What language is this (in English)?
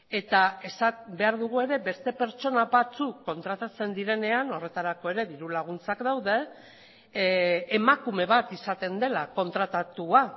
Basque